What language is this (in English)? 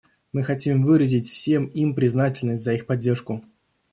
Russian